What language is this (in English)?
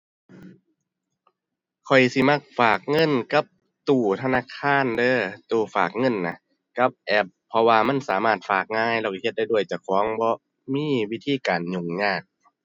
Thai